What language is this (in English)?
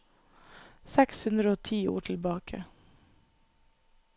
Norwegian